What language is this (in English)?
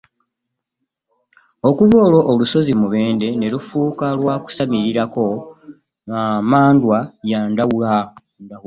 Ganda